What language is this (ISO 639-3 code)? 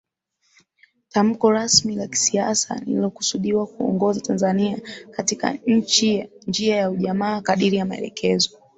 swa